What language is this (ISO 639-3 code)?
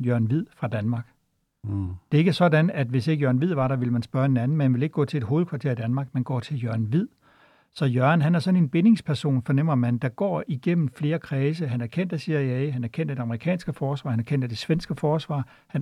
dan